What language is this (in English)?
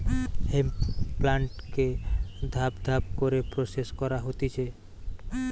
Bangla